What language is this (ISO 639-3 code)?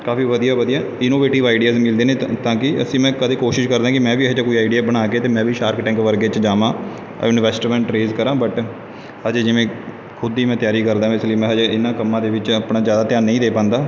pan